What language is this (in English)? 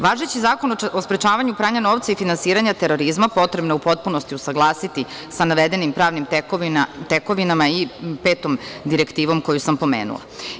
Serbian